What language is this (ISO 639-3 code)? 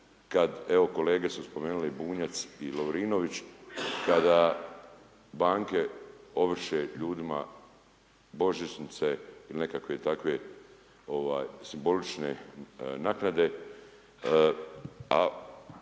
hrv